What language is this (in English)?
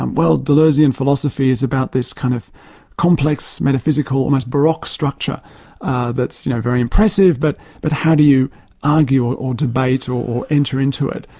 English